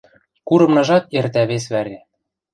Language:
Western Mari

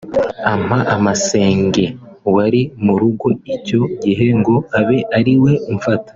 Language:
Kinyarwanda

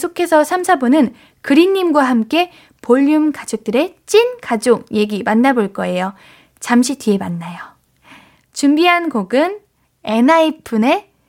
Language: Korean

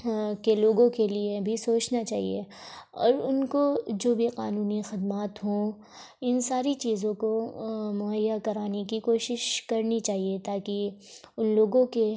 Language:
Urdu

